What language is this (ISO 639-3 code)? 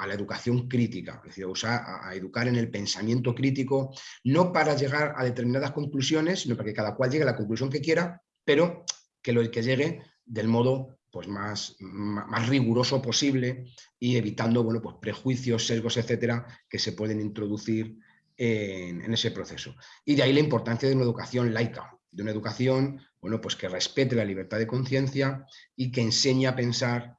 spa